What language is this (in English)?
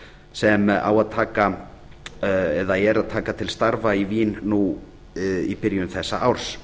Icelandic